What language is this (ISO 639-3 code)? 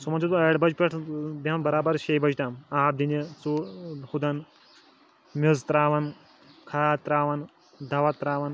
kas